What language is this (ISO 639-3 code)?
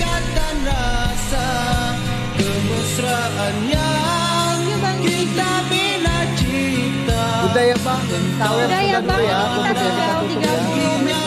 ind